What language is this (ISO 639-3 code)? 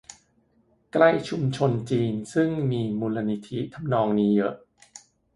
tha